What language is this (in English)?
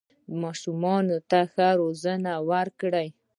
Pashto